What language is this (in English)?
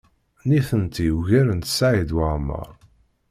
Kabyle